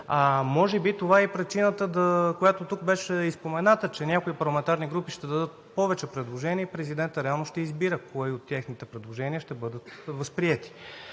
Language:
Bulgarian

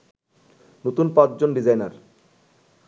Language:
Bangla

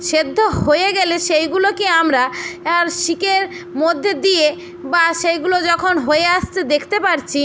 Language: Bangla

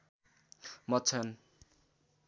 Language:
Nepali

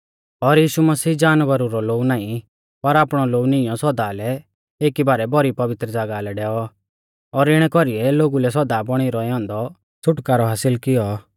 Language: Mahasu Pahari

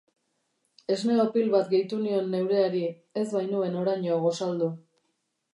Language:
Basque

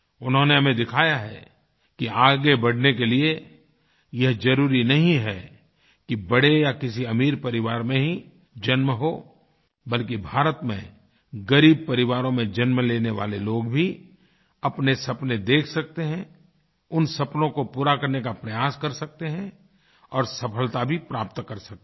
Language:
Hindi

